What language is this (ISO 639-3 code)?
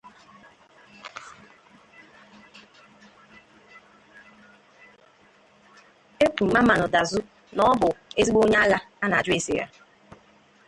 ibo